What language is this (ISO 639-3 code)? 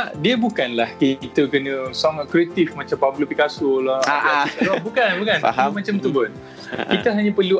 msa